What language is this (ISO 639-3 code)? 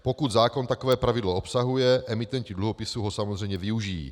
ces